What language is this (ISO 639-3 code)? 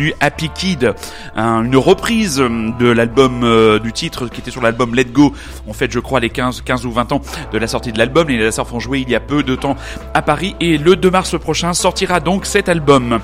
fra